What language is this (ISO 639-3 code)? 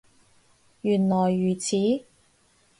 yue